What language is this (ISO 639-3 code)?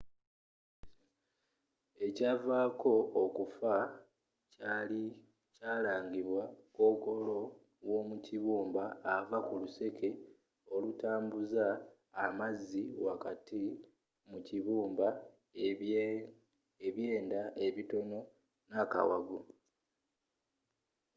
lug